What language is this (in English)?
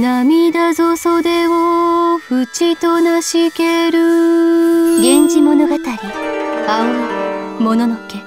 Japanese